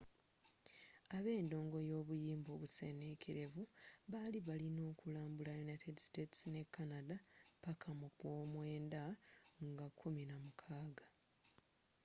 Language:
Ganda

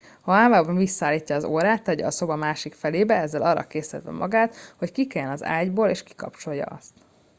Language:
Hungarian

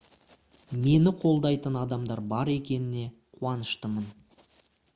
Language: Kazakh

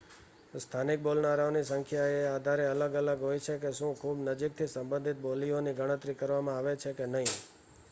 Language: Gujarati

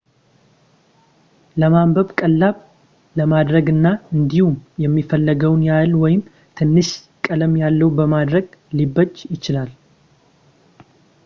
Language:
Amharic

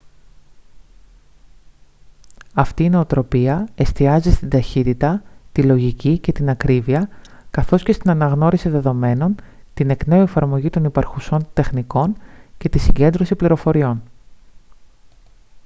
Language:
Greek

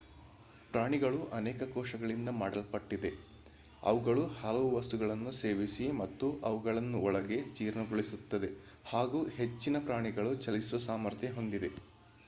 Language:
Kannada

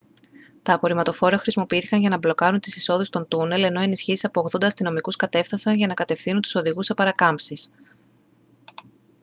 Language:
Greek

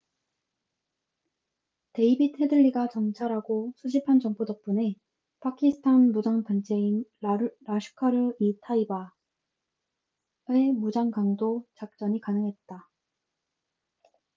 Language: Korean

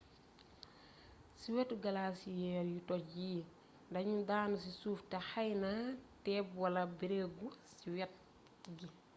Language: Wolof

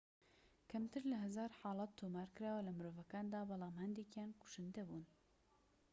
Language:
Central Kurdish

